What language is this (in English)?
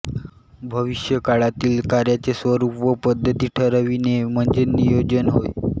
Marathi